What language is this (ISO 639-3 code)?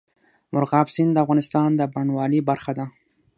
pus